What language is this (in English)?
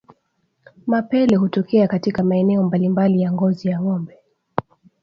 Swahili